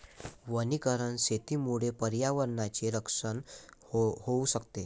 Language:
Marathi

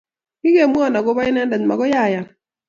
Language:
Kalenjin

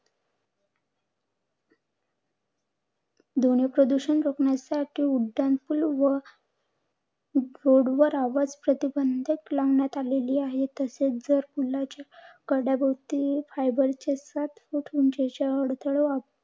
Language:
Marathi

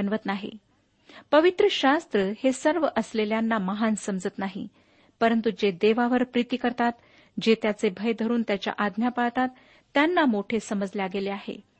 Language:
Marathi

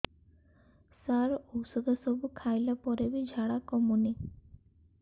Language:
Odia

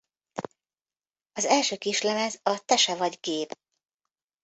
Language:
Hungarian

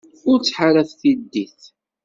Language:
Kabyle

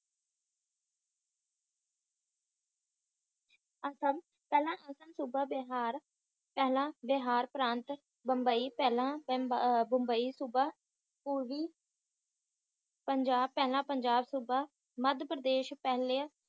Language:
Punjabi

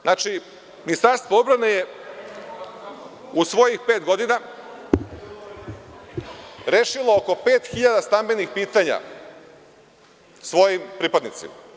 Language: Serbian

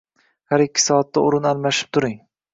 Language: Uzbek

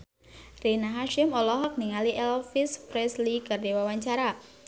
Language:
Sundanese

